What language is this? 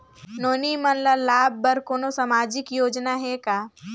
Chhattisgarhi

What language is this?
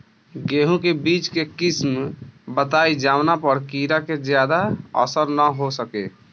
Bhojpuri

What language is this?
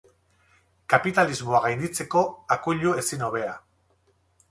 Basque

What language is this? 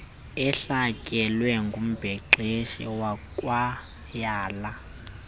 Xhosa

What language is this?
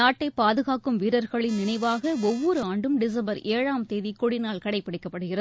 Tamil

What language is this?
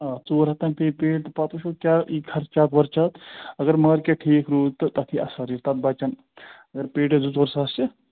Kashmiri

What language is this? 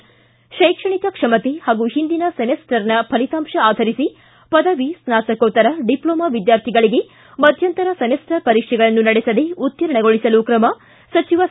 Kannada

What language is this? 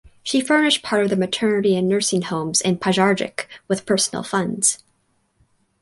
English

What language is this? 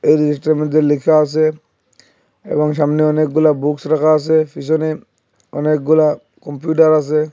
Bangla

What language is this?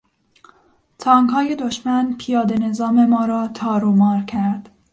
Persian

